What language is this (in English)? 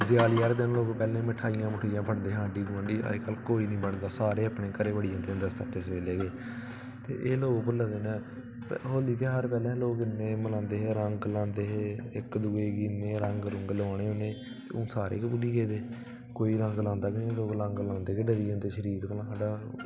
Dogri